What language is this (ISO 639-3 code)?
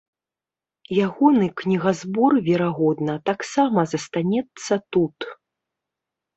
bel